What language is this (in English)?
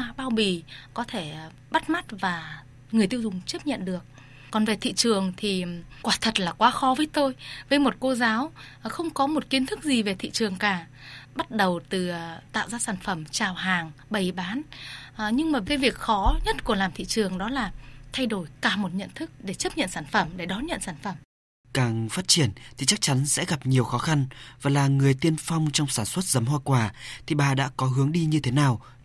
Vietnamese